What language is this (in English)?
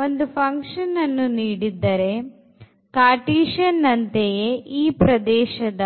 Kannada